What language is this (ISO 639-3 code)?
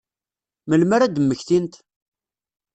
kab